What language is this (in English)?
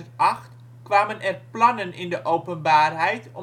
Dutch